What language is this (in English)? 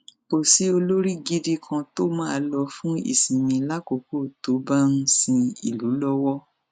Yoruba